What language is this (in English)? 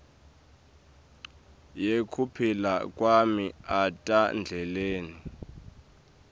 Swati